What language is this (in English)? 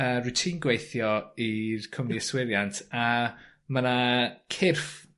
Welsh